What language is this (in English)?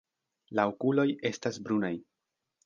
Esperanto